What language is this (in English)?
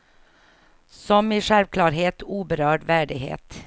Swedish